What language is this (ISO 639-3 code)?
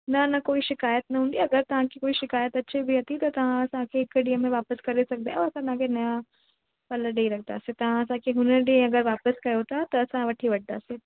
snd